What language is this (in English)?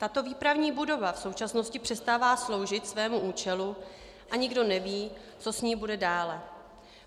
Czech